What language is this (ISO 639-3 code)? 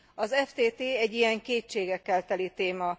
hun